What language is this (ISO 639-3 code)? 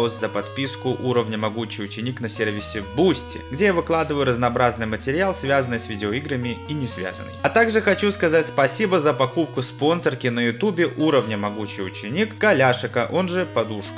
rus